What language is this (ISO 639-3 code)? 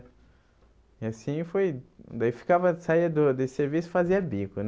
por